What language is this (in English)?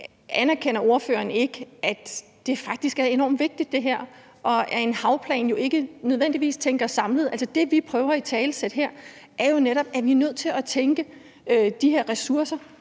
Danish